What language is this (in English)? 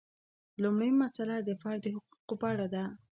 Pashto